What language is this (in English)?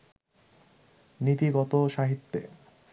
Bangla